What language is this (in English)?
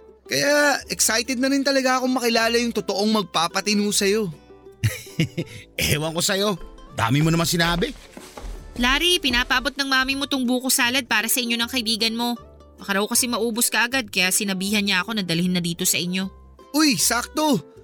Filipino